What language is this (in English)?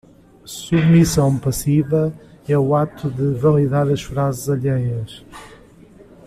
Portuguese